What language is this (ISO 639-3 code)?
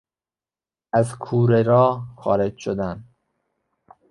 fas